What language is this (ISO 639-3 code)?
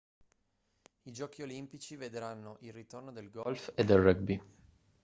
ita